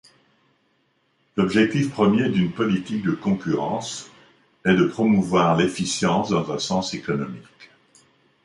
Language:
French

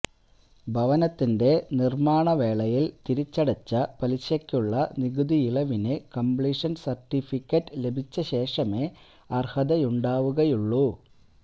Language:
Malayalam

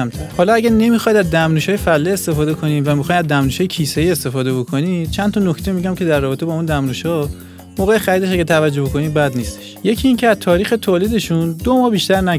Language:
Persian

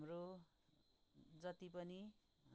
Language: Nepali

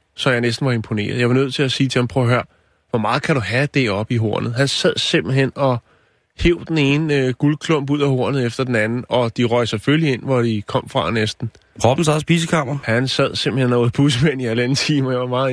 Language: Danish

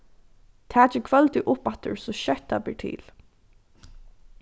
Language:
Faroese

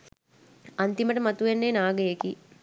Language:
Sinhala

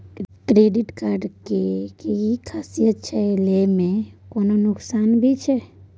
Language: Maithili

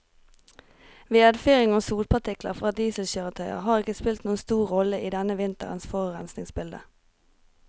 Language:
Norwegian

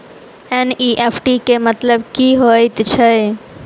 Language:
Maithili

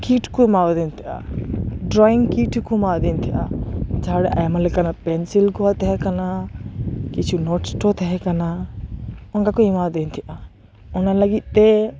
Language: Santali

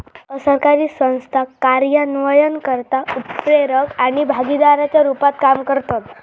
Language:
Marathi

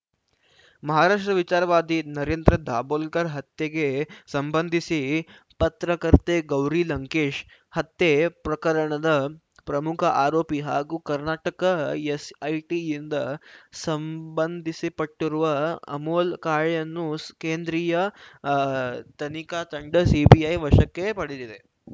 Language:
Kannada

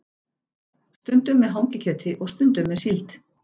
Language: Icelandic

